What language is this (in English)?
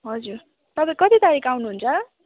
Nepali